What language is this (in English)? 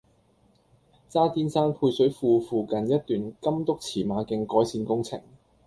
Cantonese